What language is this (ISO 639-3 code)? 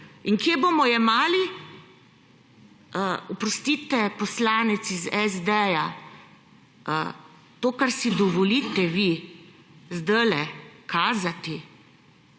slv